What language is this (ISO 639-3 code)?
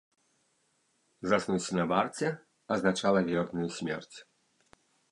bel